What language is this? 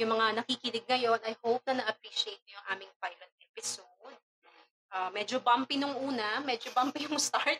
Filipino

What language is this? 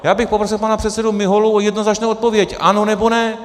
Czech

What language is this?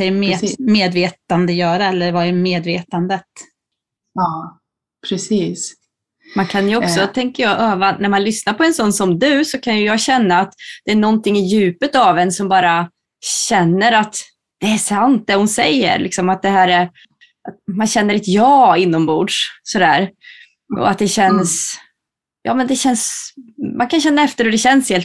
Swedish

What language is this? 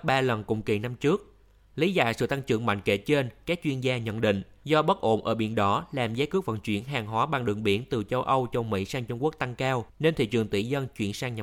Vietnamese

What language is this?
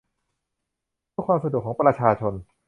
Thai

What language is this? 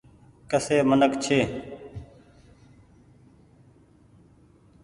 Goaria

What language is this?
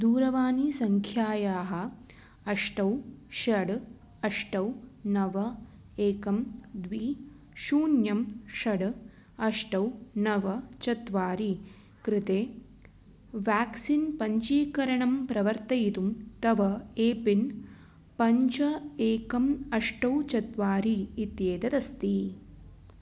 Sanskrit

